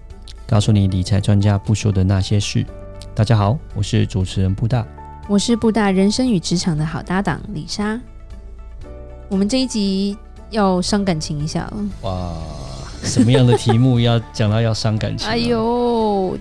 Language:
Chinese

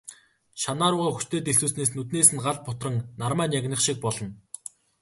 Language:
Mongolian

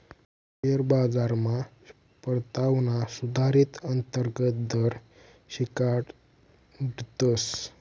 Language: Marathi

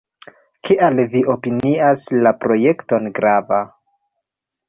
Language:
Esperanto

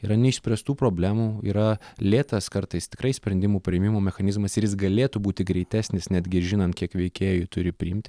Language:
Lithuanian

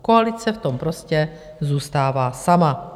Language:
Czech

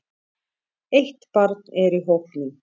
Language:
Icelandic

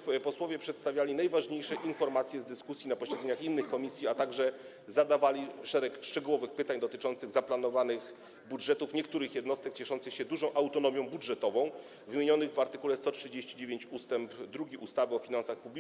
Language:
Polish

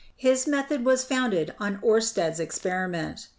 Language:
English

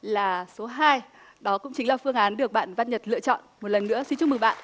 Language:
Vietnamese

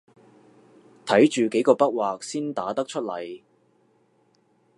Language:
Cantonese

